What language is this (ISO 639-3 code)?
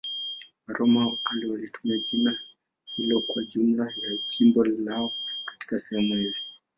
swa